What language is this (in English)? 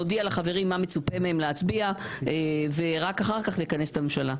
Hebrew